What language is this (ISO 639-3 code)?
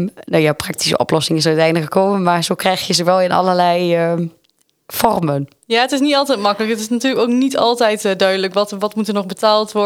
nld